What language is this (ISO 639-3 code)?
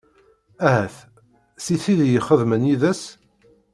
kab